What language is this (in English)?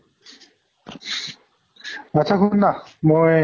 Assamese